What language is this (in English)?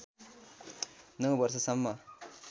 Nepali